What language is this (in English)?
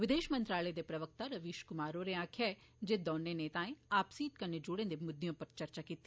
Dogri